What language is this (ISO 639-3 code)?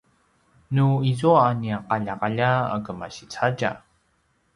pwn